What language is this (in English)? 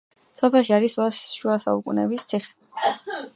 Georgian